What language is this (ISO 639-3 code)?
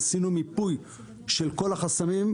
heb